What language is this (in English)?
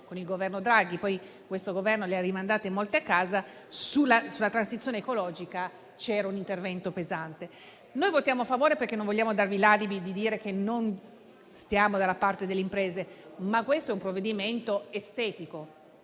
Italian